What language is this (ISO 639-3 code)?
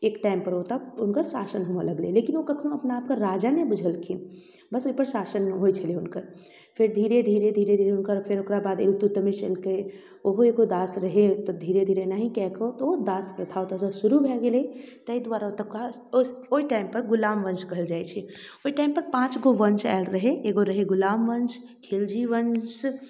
mai